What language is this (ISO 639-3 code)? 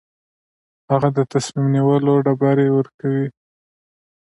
pus